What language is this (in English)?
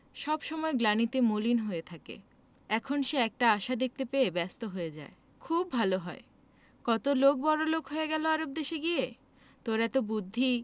Bangla